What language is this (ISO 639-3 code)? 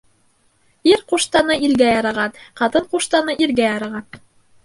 bak